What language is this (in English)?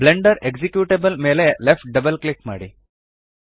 Kannada